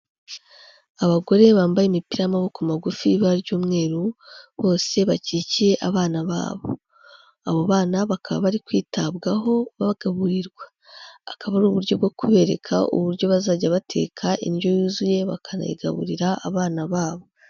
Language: Kinyarwanda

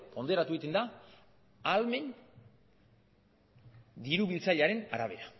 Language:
Basque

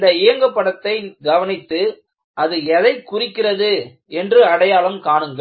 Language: Tamil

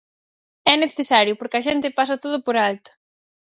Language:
Galician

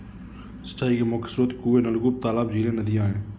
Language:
Hindi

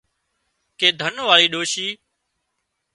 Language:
Wadiyara Koli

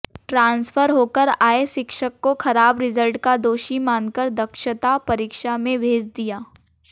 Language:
Hindi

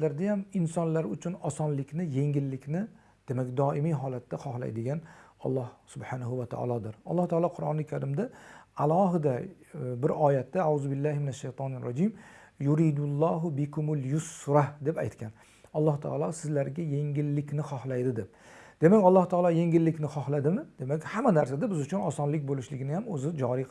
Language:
Turkish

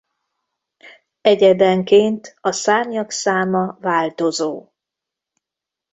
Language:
Hungarian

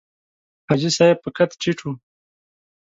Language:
Pashto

